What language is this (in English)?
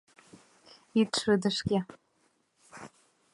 Mari